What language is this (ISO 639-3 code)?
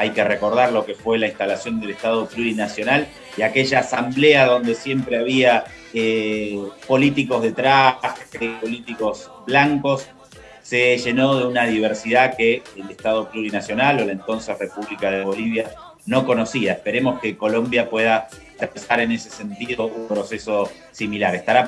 spa